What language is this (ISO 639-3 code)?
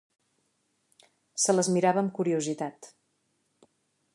cat